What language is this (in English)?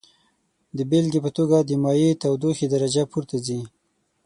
Pashto